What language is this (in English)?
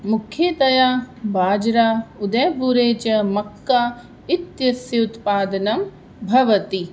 Sanskrit